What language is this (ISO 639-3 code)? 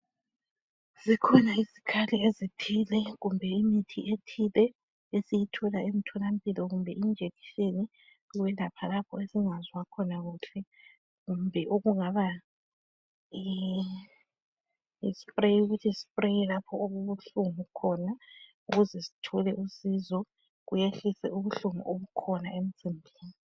nde